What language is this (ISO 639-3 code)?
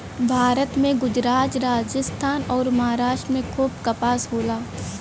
bho